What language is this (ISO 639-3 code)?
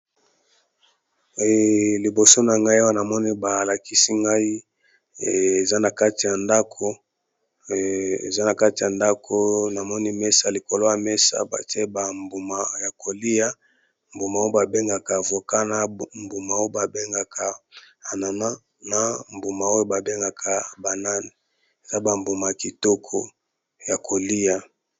lin